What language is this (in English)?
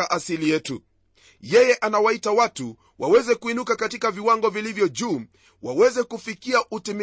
Swahili